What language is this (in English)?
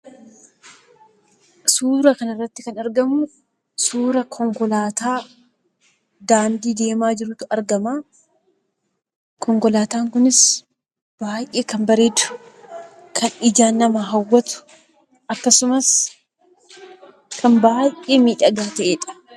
Oromo